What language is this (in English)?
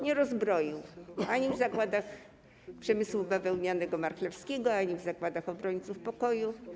Polish